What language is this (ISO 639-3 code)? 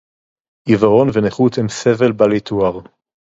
heb